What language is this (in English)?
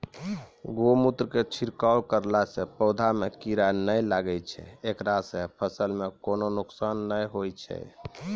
Maithili